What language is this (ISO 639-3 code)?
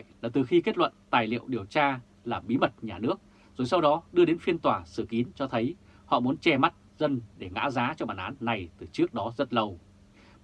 vie